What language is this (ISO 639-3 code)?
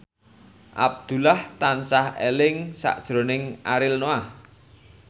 jav